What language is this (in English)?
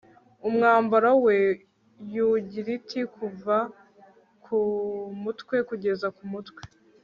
Kinyarwanda